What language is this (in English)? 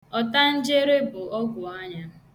Igbo